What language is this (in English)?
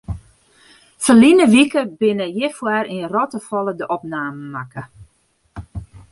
Western Frisian